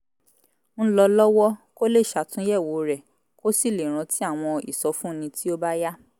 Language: Yoruba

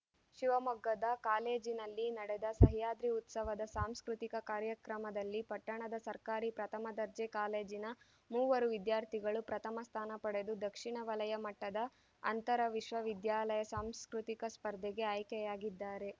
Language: Kannada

